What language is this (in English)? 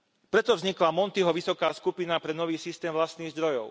Slovak